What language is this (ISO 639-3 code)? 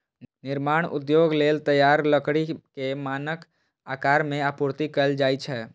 mai